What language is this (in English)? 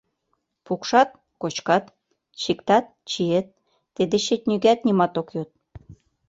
Mari